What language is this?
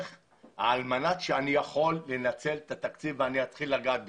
Hebrew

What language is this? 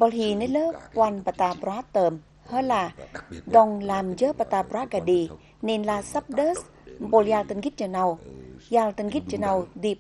Vietnamese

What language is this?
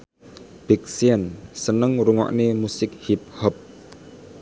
Javanese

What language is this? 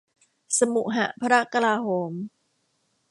Thai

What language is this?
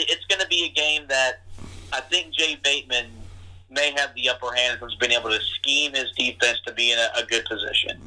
English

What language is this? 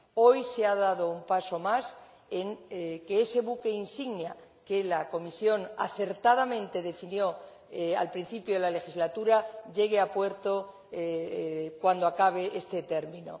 Spanish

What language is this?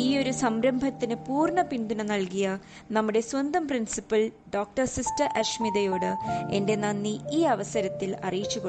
Malayalam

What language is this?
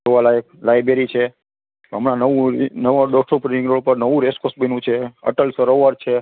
Gujarati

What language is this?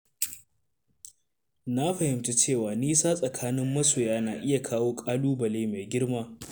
Hausa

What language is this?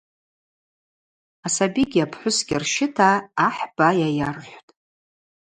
Abaza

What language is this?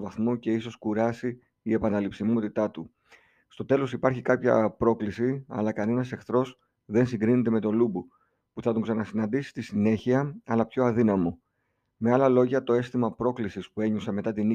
Greek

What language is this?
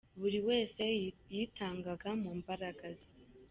Kinyarwanda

